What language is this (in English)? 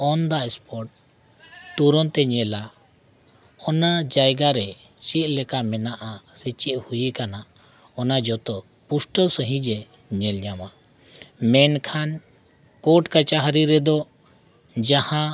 Santali